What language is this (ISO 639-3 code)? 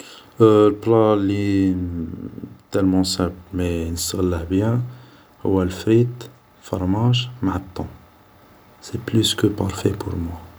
arq